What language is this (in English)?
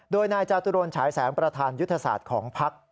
Thai